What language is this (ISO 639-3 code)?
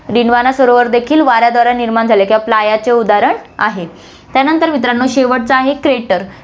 mar